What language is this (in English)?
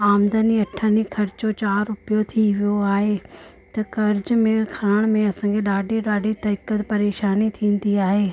Sindhi